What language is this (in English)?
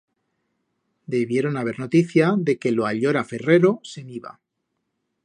Aragonese